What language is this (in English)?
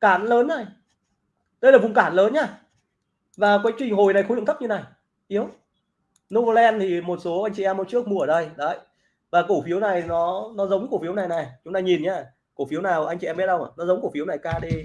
Vietnamese